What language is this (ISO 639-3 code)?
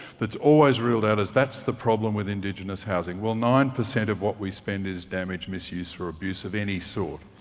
eng